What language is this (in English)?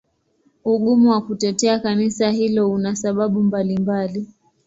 Swahili